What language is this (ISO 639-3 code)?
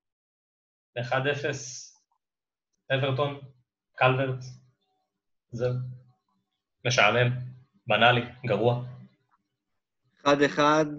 heb